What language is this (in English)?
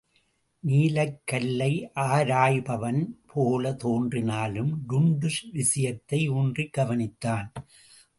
Tamil